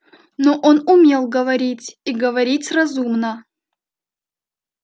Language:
Russian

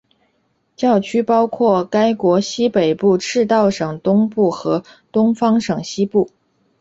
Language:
Chinese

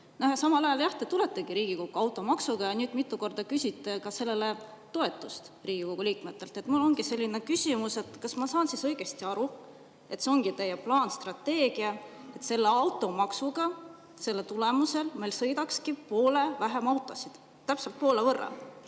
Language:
Estonian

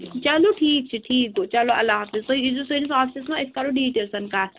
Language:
Kashmiri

